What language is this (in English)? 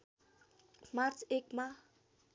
Nepali